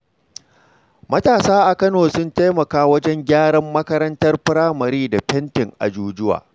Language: Hausa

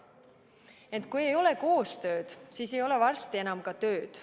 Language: Estonian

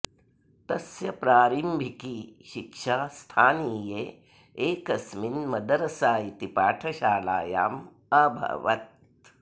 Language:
Sanskrit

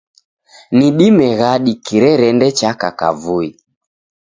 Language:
Taita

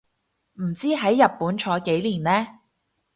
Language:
Cantonese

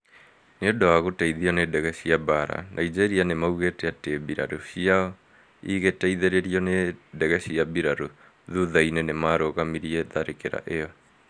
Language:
Kikuyu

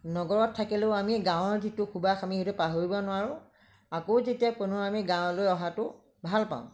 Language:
Assamese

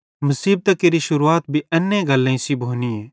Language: Bhadrawahi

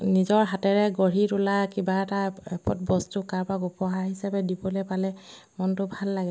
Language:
Assamese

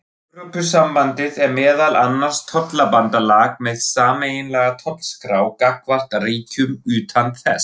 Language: Icelandic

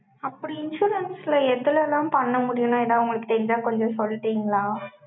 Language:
Tamil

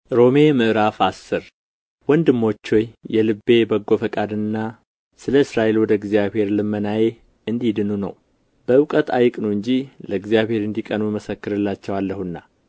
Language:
Amharic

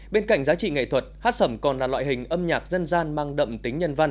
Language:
Vietnamese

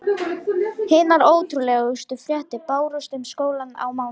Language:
Icelandic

